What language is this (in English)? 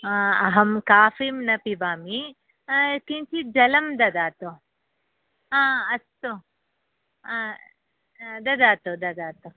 Sanskrit